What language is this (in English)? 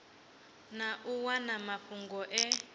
Venda